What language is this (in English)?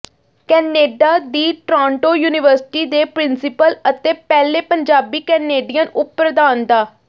Punjabi